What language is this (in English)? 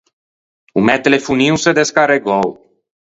Ligurian